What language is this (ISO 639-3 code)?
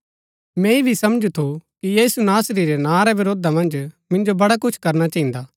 gbk